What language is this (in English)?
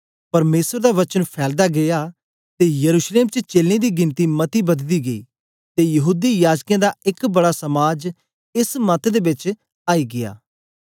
Dogri